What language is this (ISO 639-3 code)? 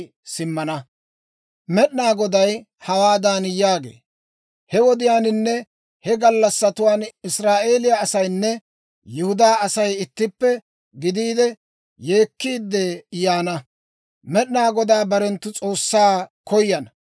dwr